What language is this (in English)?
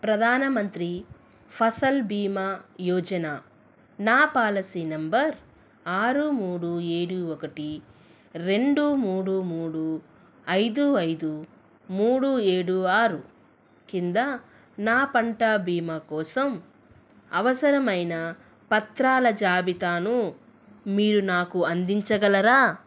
Telugu